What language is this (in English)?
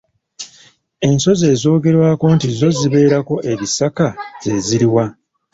Ganda